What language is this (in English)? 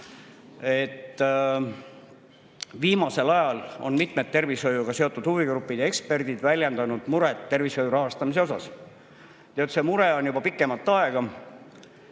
Estonian